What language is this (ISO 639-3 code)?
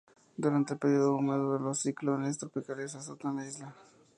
spa